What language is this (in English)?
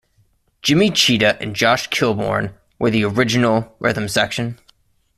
English